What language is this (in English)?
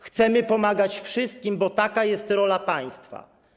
Polish